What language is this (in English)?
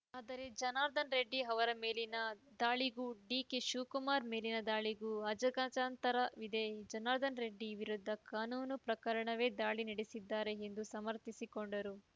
Kannada